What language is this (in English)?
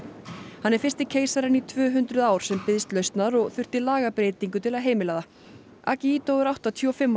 Icelandic